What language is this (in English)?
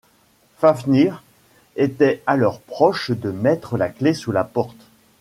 French